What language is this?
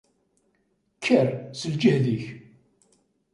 Kabyle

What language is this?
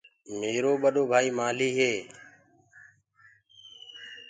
Gurgula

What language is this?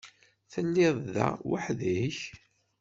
Kabyle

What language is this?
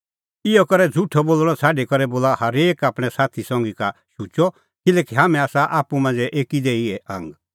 Kullu Pahari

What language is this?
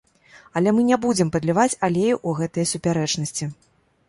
Belarusian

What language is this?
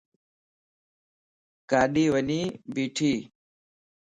Lasi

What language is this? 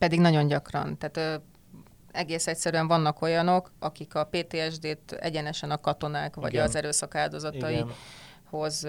Hungarian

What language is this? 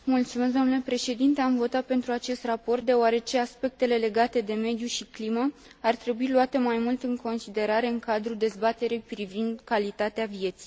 Romanian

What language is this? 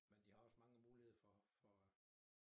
Danish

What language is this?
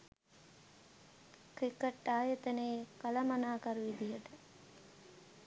Sinhala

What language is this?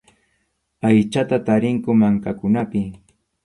Arequipa-La Unión Quechua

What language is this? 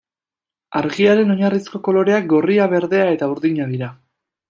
Basque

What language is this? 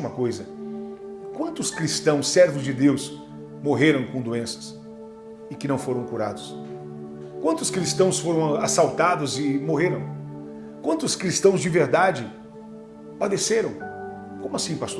Portuguese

